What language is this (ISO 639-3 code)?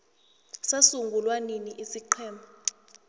nbl